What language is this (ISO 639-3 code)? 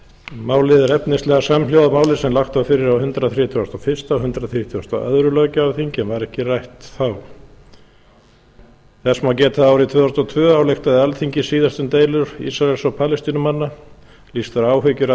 isl